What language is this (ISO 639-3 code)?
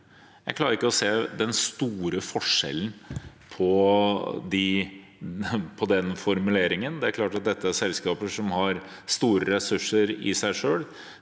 nor